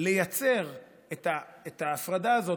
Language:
Hebrew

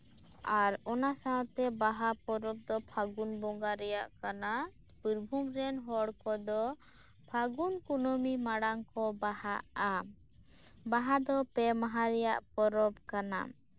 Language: Santali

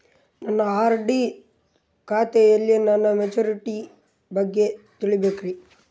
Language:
Kannada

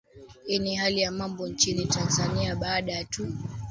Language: Swahili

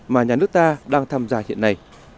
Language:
Vietnamese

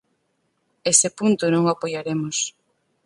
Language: Galician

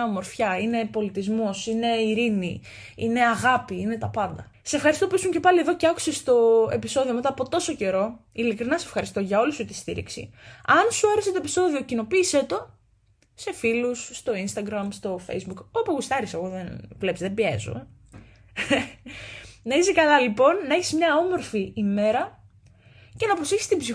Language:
Greek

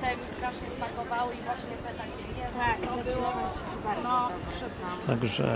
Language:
Polish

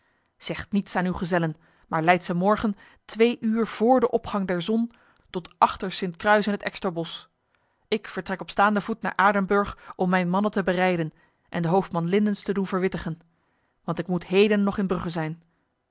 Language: Dutch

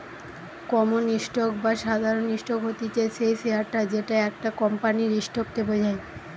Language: Bangla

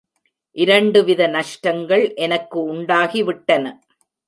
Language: Tamil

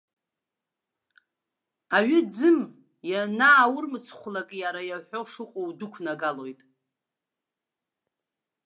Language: Abkhazian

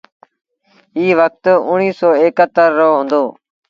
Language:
Sindhi Bhil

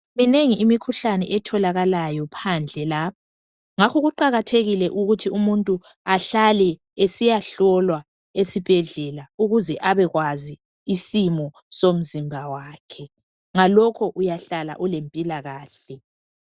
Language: North Ndebele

